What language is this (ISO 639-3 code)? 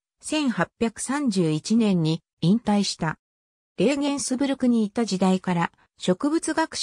jpn